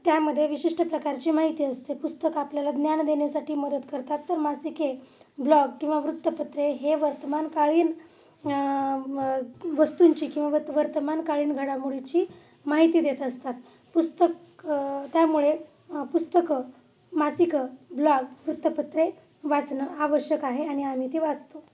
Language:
Marathi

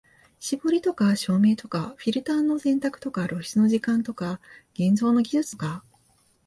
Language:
Japanese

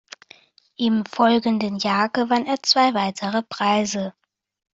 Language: German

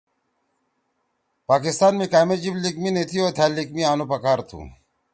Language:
Torwali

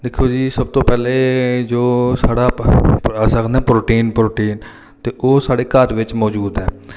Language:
Dogri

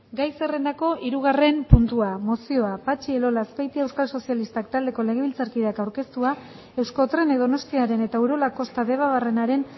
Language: Basque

